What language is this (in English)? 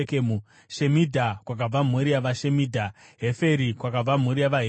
Shona